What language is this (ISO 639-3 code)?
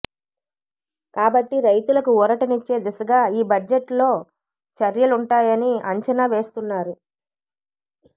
tel